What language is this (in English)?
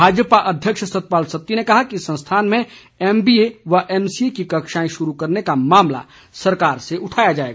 Hindi